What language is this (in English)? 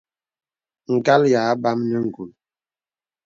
Bebele